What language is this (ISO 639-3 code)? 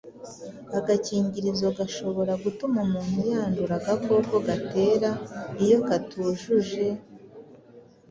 kin